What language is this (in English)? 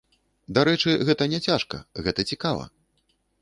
Belarusian